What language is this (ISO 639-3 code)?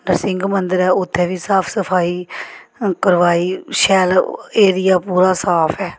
doi